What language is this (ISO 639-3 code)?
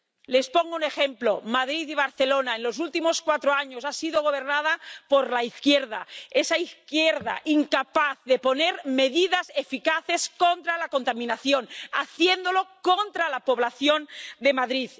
spa